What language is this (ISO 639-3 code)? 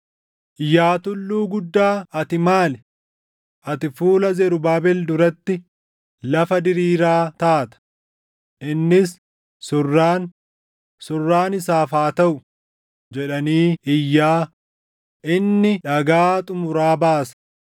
orm